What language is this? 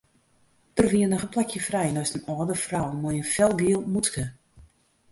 Western Frisian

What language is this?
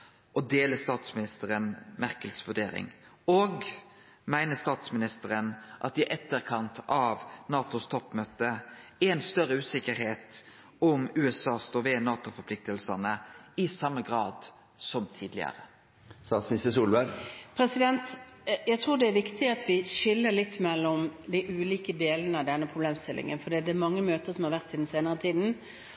Norwegian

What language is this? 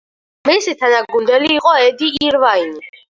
Georgian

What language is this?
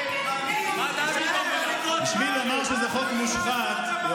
Hebrew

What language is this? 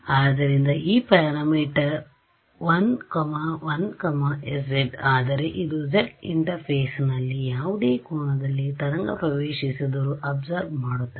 Kannada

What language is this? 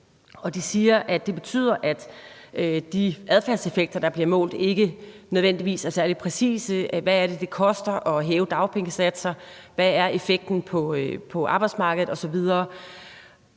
Danish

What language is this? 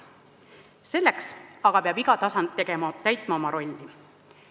Estonian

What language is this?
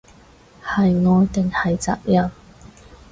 Cantonese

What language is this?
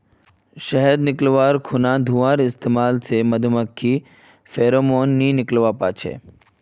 Magahi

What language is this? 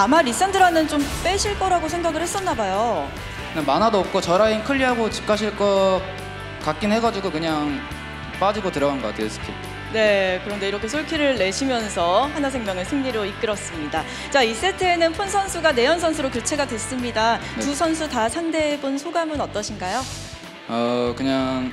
Korean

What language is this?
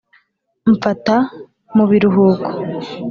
Kinyarwanda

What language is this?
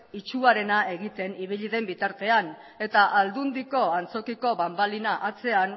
Basque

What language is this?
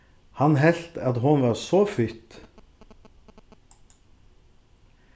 Faroese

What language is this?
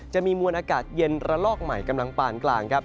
Thai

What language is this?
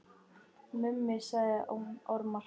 Icelandic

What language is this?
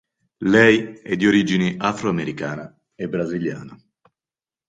Italian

